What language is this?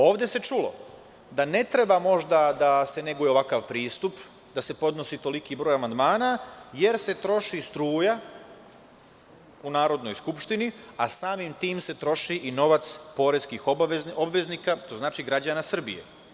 Serbian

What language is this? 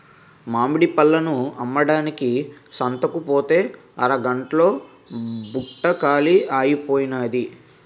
Telugu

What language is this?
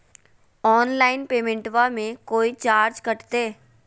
Magahi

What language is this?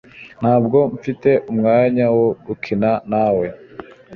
Kinyarwanda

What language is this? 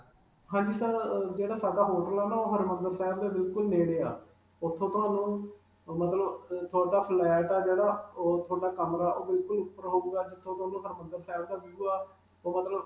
Punjabi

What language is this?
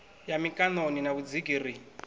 Venda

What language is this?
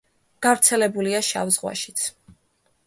Georgian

